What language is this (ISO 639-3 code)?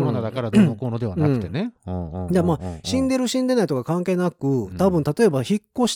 jpn